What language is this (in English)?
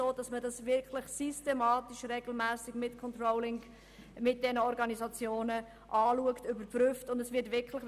Swiss German